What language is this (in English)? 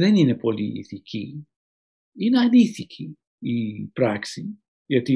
Greek